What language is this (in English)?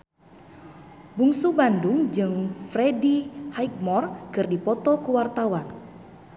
Sundanese